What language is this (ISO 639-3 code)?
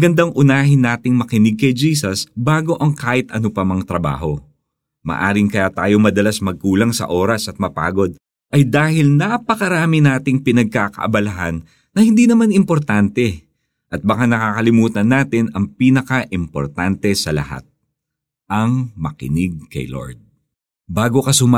fil